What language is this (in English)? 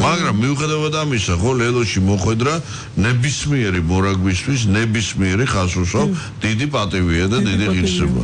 Romanian